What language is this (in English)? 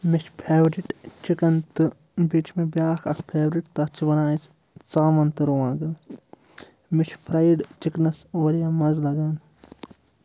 Kashmiri